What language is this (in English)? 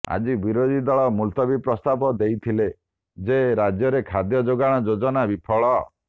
Odia